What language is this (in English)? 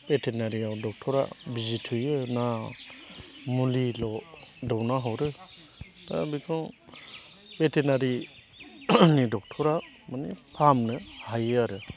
Bodo